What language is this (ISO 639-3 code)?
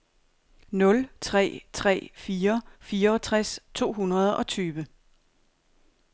dan